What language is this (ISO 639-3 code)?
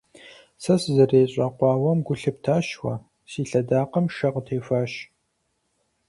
kbd